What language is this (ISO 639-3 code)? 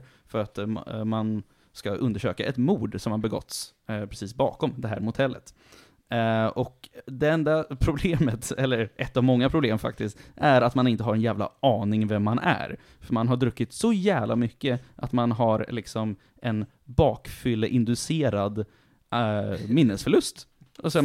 swe